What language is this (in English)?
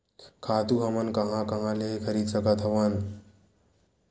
Chhattisgarhi